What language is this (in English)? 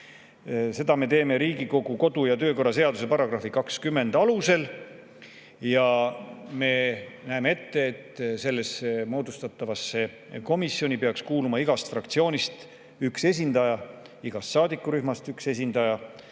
Estonian